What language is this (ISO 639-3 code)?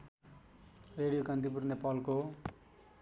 nep